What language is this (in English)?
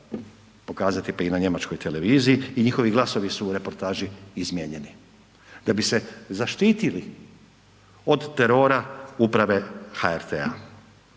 Croatian